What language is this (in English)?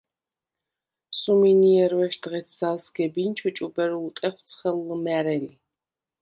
Svan